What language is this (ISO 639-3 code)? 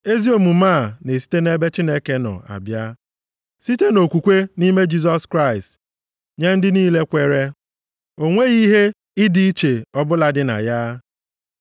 ibo